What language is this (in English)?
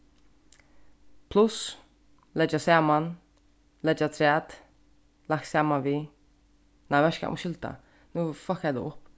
Faroese